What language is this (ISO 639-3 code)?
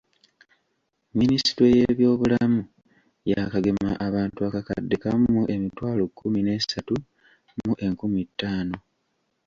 lug